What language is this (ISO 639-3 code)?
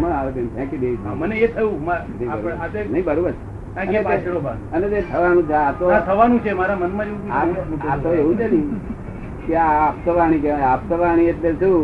guj